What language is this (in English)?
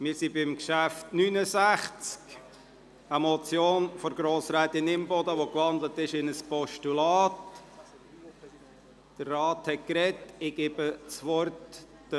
Swiss German